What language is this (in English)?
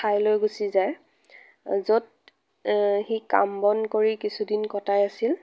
Assamese